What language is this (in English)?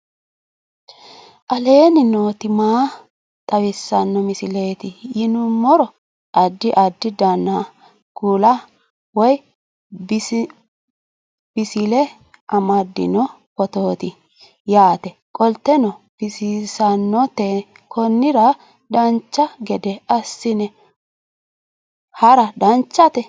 Sidamo